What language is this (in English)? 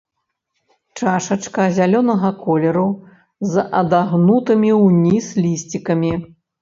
Belarusian